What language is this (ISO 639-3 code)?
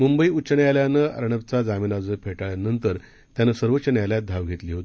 mar